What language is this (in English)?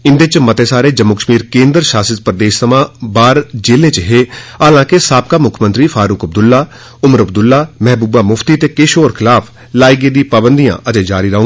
Dogri